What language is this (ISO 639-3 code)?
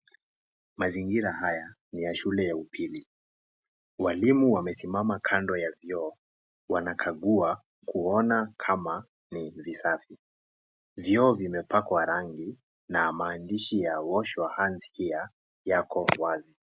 swa